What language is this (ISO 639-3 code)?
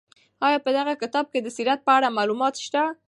pus